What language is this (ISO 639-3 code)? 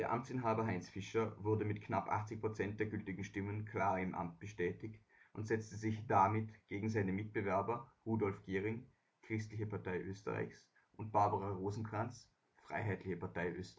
deu